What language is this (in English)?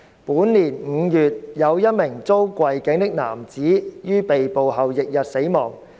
Cantonese